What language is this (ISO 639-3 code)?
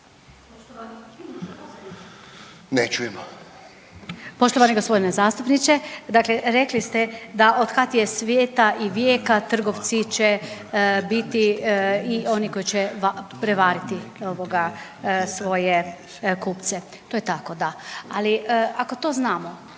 hrv